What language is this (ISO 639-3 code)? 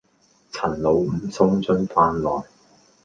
yue